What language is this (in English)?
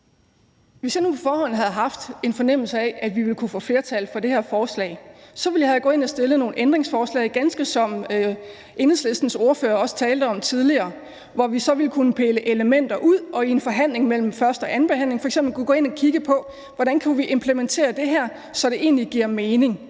Danish